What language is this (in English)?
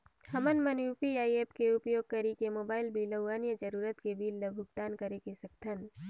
Chhattisgarhi